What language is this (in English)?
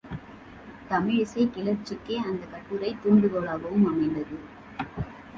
Tamil